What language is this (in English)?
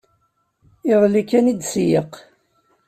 Kabyle